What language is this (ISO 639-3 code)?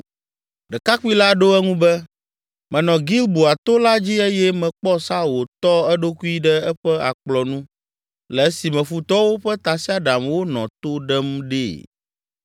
ewe